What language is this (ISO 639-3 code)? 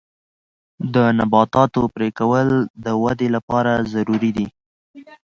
pus